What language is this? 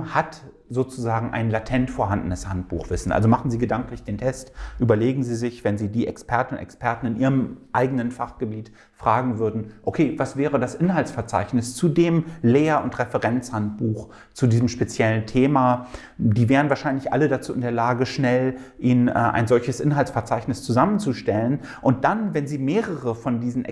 German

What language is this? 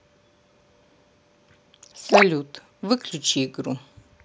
Russian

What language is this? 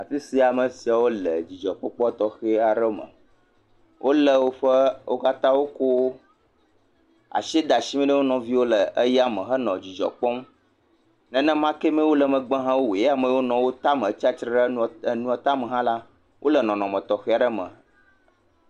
Ewe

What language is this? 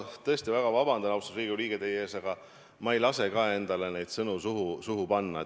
Estonian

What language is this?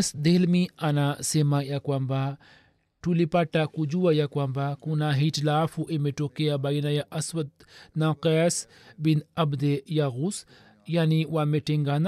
Swahili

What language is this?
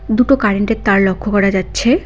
Bangla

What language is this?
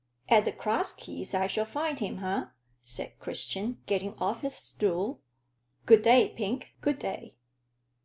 English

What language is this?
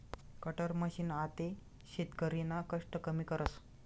Marathi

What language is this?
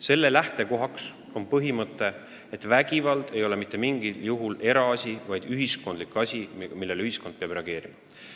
Estonian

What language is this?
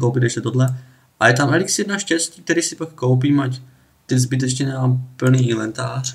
Czech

